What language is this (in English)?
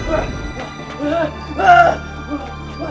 Indonesian